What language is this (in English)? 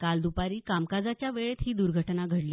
Marathi